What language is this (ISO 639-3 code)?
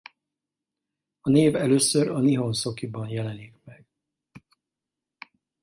hun